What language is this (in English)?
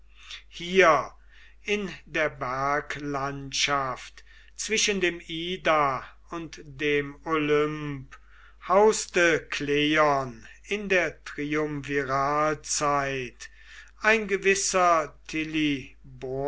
German